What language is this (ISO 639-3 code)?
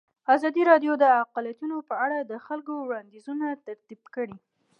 pus